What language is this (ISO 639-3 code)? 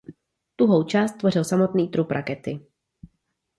ces